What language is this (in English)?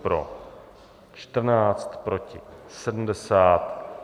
Czech